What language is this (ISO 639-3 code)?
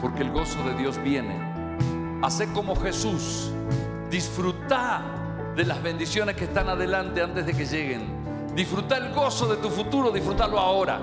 spa